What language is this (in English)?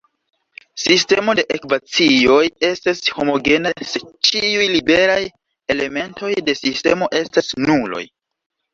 Esperanto